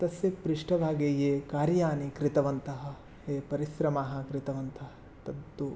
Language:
Sanskrit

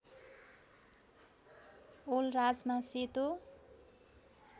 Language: Nepali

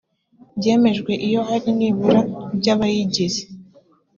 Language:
Kinyarwanda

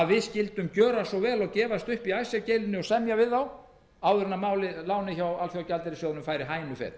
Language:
Icelandic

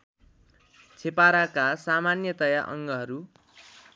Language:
Nepali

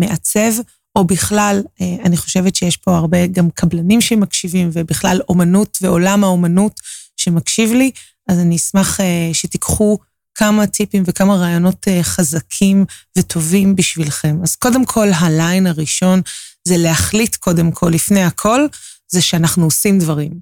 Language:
Hebrew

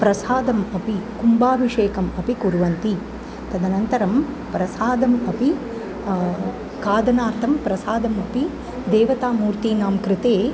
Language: Sanskrit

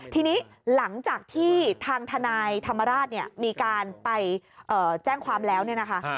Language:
Thai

